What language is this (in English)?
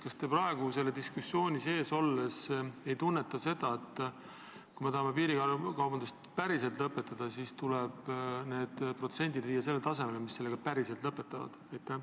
Estonian